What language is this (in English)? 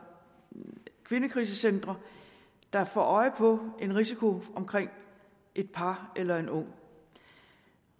Danish